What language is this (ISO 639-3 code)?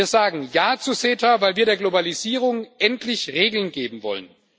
deu